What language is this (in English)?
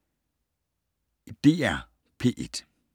Danish